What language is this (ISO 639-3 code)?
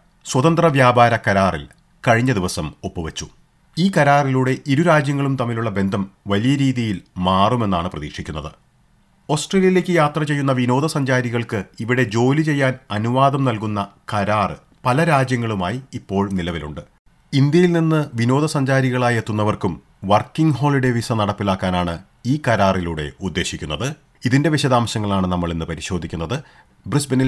mal